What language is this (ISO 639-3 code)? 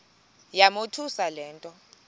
xho